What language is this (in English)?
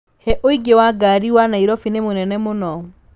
Kikuyu